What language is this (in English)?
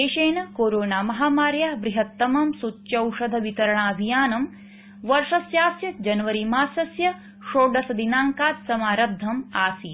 Sanskrit